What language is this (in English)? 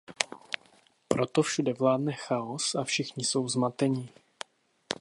Czech